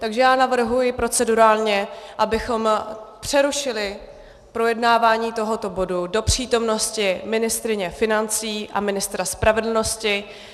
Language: Czech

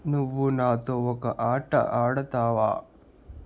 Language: Telugu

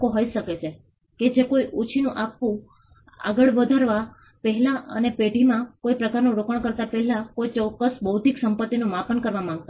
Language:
Gujarati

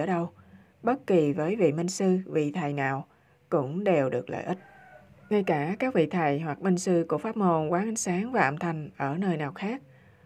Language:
Vietnamese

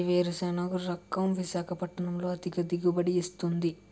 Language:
Telugu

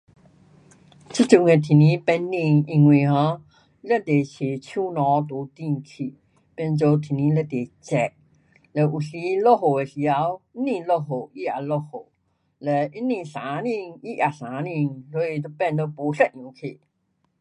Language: Pu-Xian Chinese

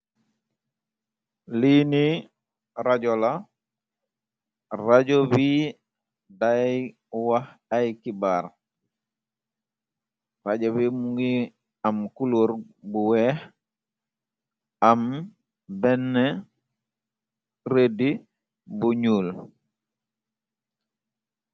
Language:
Wolof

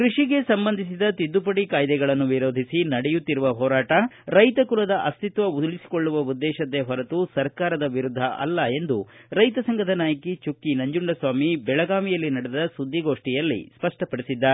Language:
Kannada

